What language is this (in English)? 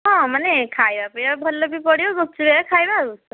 Odia